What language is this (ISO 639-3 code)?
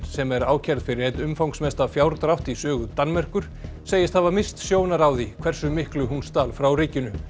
isl